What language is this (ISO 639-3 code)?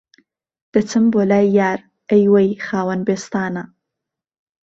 ckb